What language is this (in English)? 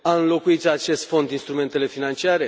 Romanian